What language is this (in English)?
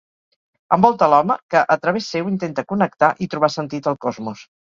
Catalan